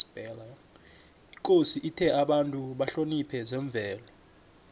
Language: South Ndebele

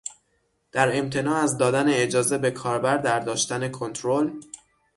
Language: Persian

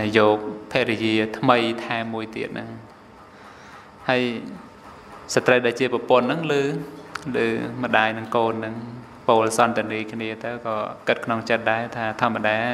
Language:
Thai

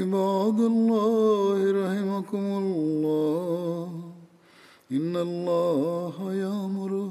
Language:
Bulgarian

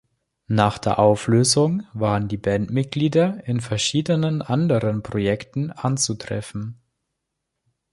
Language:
German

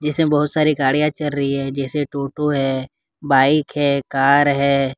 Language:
Hindi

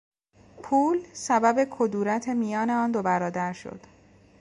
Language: Persian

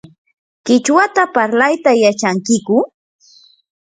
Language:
Yanahuanca Pasco Quechua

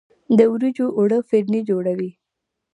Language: Pashto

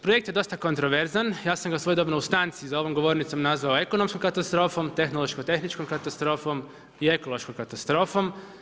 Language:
Croatian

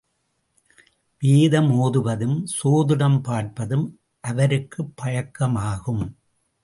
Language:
Tamil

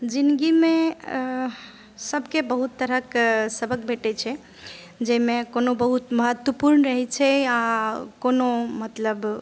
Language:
Maithili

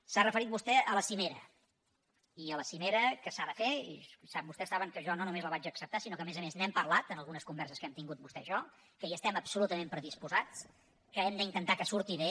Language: Catalan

